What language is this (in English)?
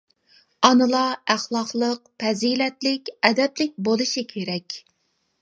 Uyghur